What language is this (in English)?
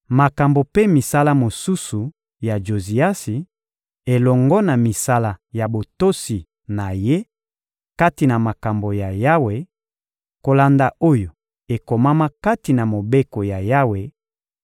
Lingala